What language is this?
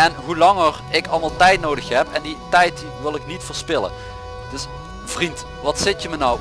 Dutch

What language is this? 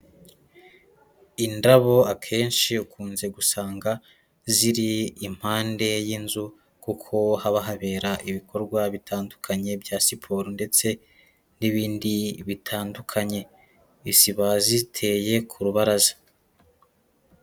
Kinyarwanda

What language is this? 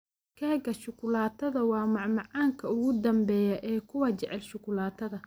Somali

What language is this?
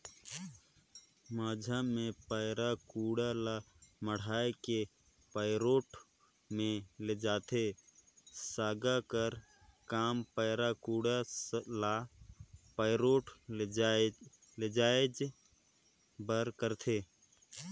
Chhattisgarhi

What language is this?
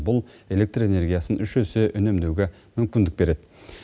Kazakh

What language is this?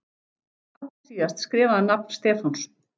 Icelandic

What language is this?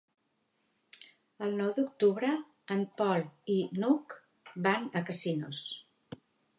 Catalan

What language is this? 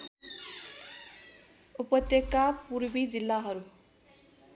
Nepali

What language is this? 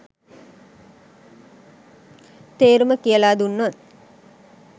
Sinhala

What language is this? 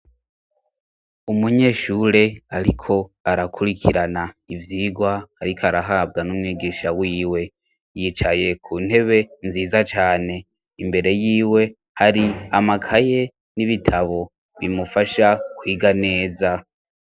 Rundi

